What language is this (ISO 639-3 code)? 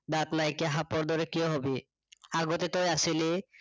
asm